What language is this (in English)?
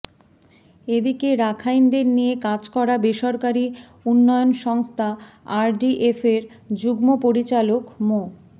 Bangla